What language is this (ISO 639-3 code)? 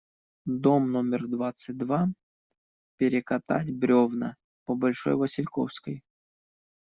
rus